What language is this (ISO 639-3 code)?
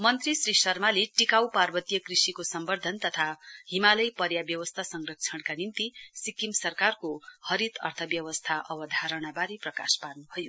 nep